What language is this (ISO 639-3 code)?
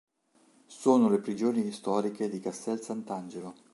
ita